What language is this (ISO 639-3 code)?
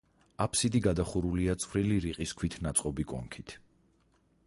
kat